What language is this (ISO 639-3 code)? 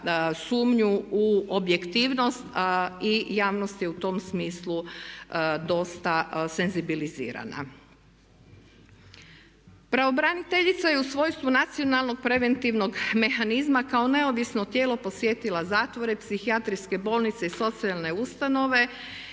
hrv